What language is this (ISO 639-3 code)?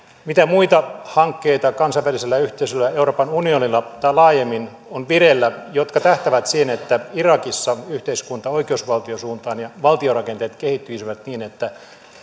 fin